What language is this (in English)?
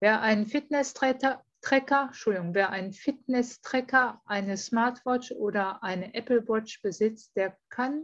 German